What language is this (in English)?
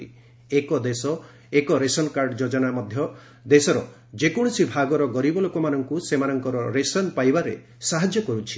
Odia